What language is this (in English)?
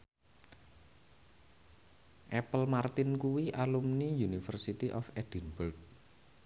Javanese